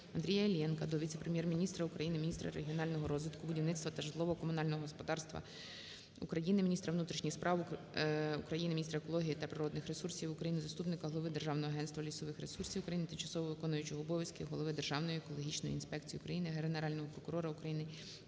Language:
Ukrainian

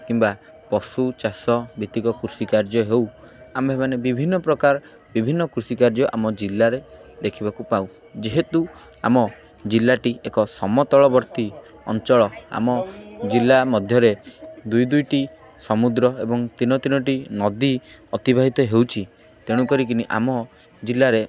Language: Odia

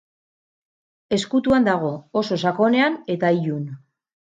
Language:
Basque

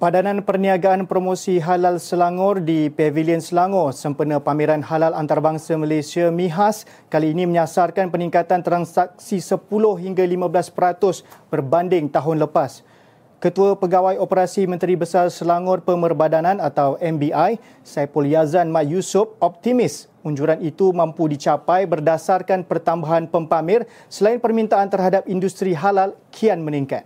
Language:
Malay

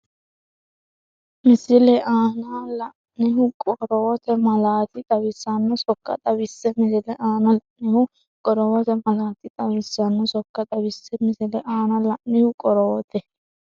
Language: Sidamo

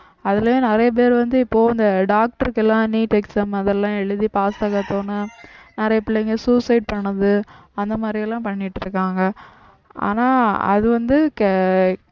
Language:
Tamil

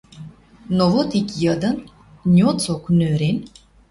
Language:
Western Mari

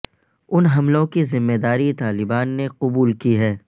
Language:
Urdu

